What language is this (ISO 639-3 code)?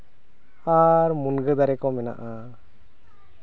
sat